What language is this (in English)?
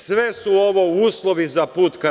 Serbian